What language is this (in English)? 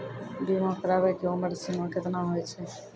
Maithili